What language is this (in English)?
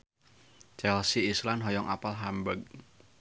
Sundanese